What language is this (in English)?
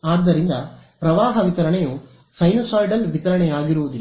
Kannada